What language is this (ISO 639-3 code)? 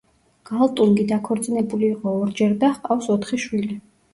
kat